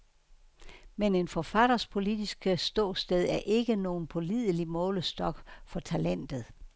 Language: Danish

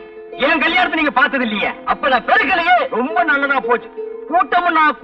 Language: Tamil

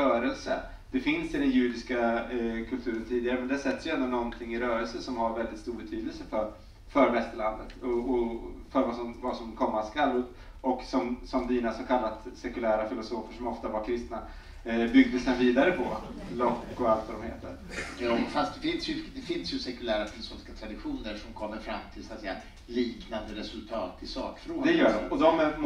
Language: Swedish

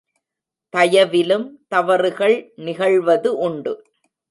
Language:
Tamil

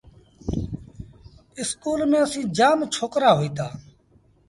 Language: Sindhi Bhil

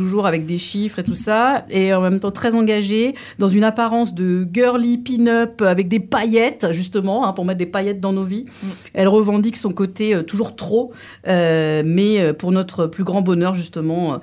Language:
French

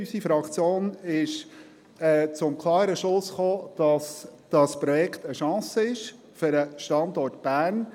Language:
Swiss German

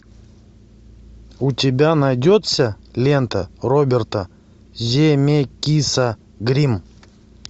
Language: Russian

